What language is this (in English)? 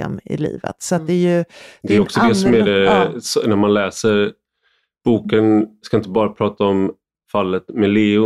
Swedish